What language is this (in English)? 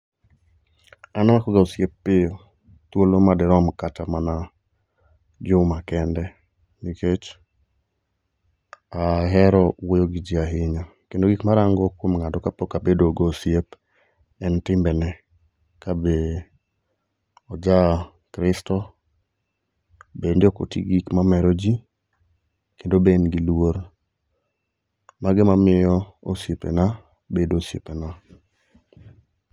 Luo (Kenya and Tanzania)